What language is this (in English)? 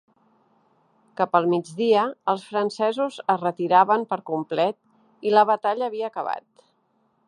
Catalan